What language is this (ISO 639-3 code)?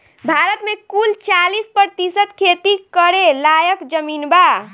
bho